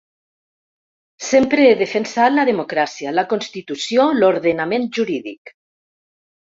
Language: Catalan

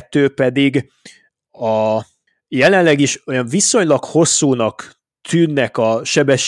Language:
Hungarian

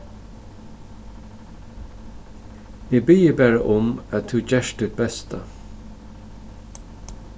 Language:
Faroese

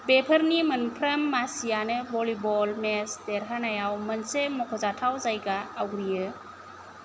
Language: Bodo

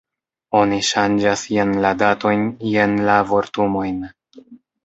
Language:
Esperanto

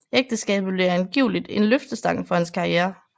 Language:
Danish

